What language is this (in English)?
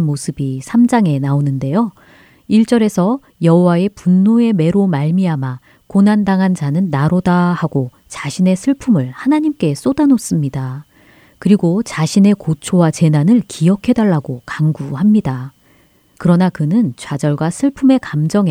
Korean